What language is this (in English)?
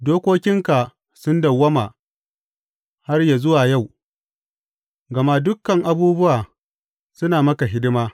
Hausa